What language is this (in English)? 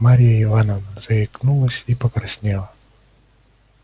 Russian